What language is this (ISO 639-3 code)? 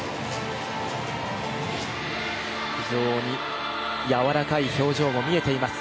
jpn